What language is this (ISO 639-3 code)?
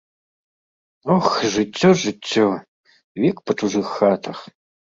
bel